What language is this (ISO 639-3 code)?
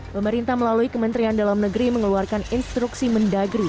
ind